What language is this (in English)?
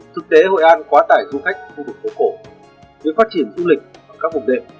Vietnamese